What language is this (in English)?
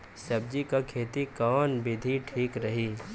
Bhojpuri